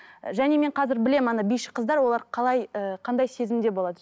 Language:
Kazakh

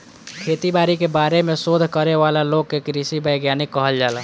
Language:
Bhojpuri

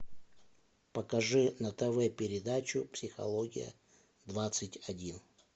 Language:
Russian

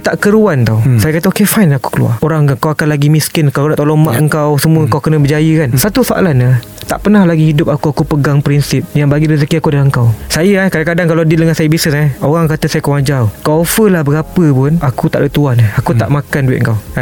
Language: Malay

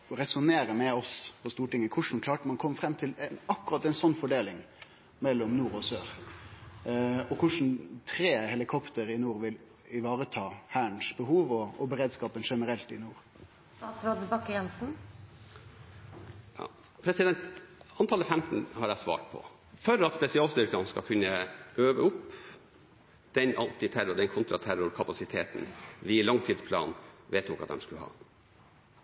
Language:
Norwegian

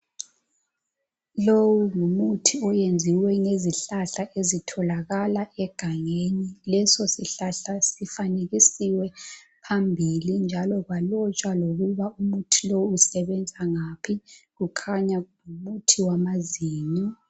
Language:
North Ndebele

